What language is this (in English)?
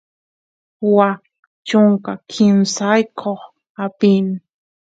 Santiago del Estero Quichua